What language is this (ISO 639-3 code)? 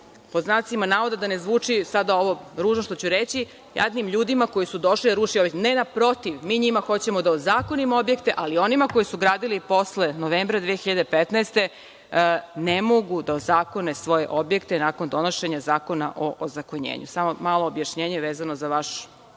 srp